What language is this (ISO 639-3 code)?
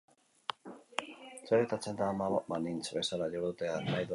eus